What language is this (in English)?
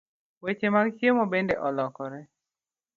Luo (Kenya and Tanzania)